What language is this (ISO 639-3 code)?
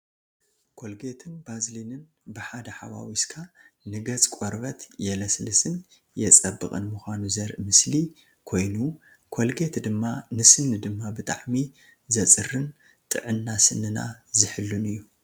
tir